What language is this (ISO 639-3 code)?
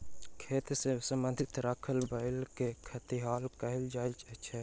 mai